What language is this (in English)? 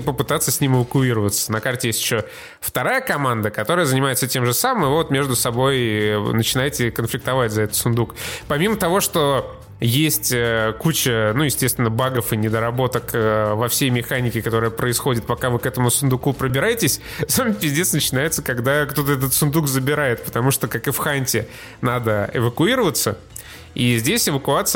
Russian